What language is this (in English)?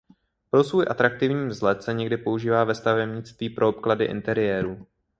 Czech